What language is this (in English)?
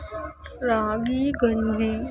Kannada